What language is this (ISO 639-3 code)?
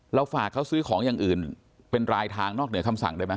tha